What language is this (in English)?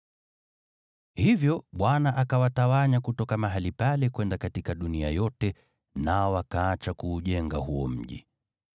Swahili